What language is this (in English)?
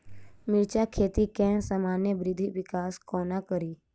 Maithili